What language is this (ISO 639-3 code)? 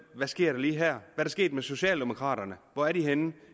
dan